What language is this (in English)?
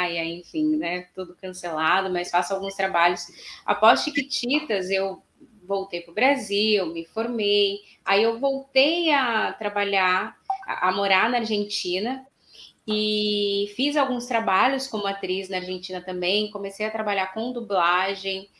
Portuguese